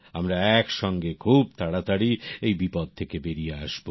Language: Bangla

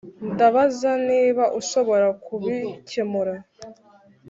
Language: Kinyarwanda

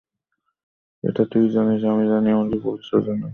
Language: Bangla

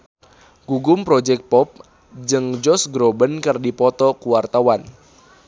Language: Sundanese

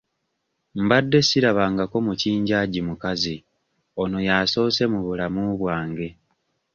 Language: Ganda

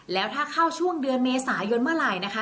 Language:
Thai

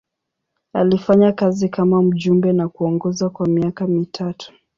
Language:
Swahili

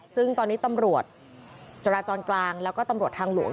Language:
Thai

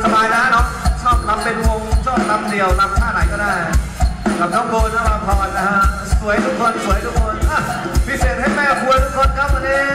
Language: Thai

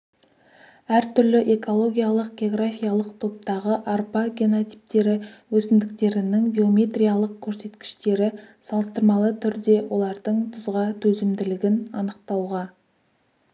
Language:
Kazakh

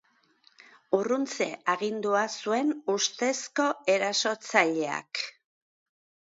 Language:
Basque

